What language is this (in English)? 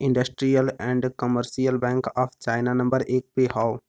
Bhojpuri